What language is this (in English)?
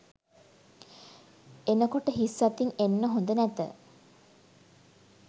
Sinhala